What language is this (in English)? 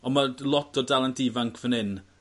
Welsh